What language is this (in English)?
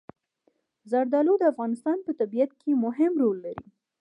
Pashto